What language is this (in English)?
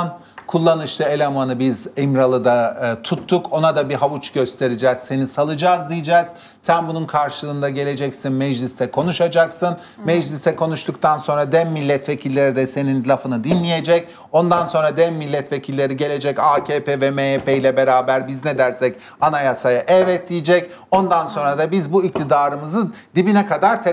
Turkish